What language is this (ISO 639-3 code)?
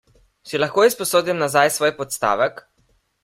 slv